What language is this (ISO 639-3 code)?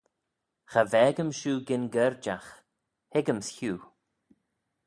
glv